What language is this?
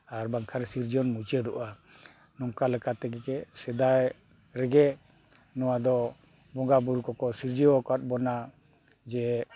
Santali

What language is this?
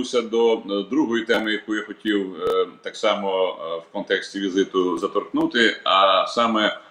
Ukrainian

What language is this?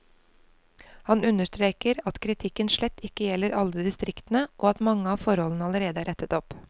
Norwegian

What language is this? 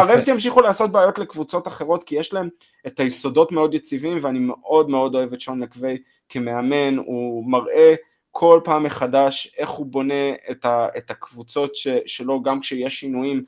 Hebrew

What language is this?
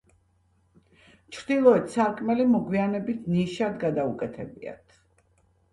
Georgian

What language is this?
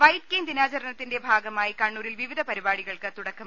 Malayalam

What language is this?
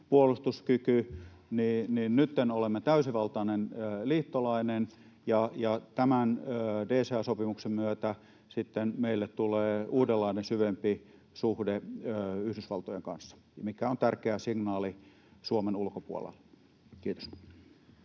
Finnish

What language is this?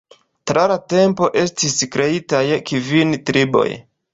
Esperanto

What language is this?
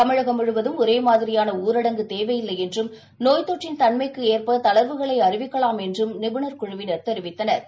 Tamil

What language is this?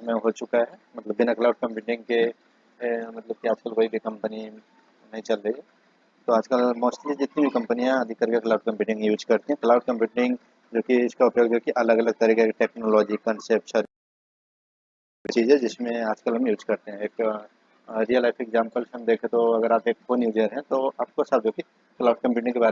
Hindi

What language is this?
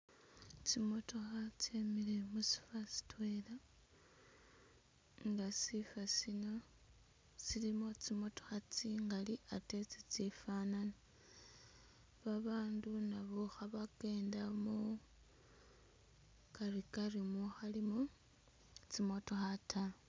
Masaaba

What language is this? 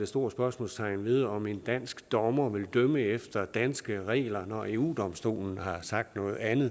Danish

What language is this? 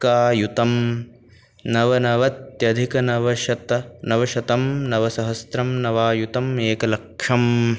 Sanskrit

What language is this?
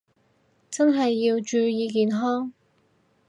Cantonese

